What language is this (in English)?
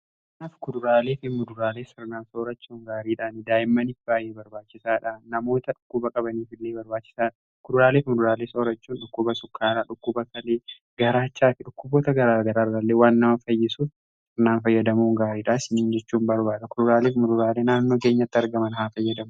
Oromo